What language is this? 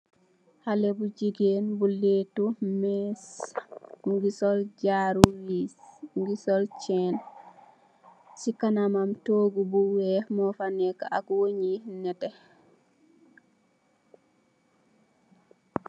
Wolof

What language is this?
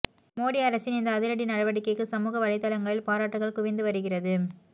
Tamil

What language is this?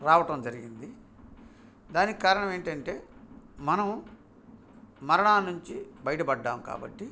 Telugu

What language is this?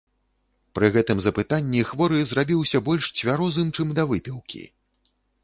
Belarusian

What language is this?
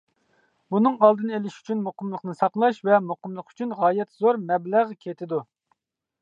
Uyghur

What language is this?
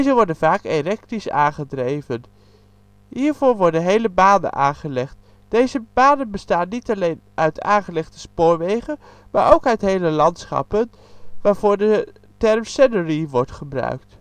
Dutch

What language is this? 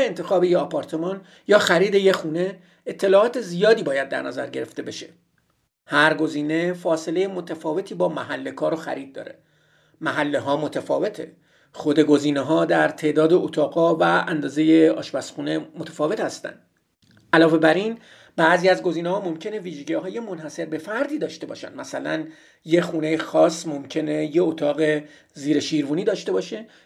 Persian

